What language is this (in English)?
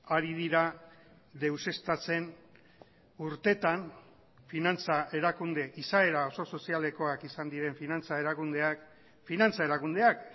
Basque